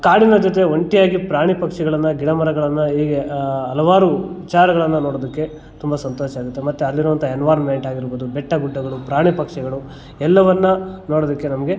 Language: Kannada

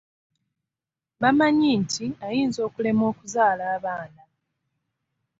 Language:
Ganda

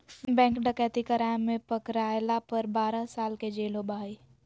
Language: Magahi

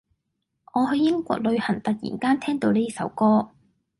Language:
Cantonese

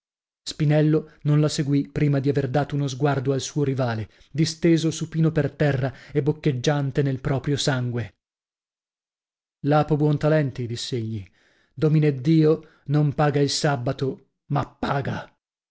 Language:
Italian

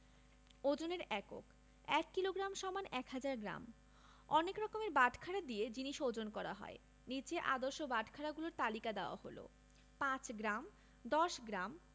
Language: Bangla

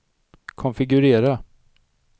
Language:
Swedish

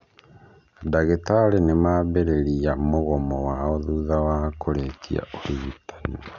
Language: Kikuyu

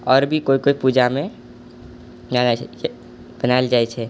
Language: Maithili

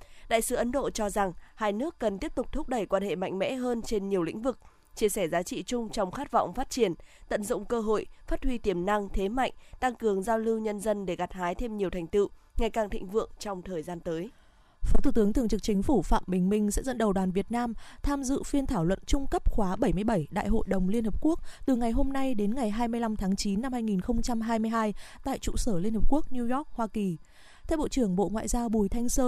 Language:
Vietnamese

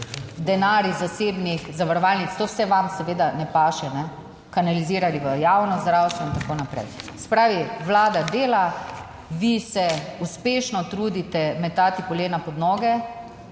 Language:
Slovenian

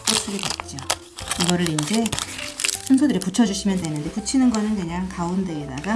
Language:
Korean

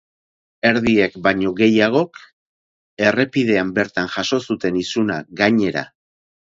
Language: Basque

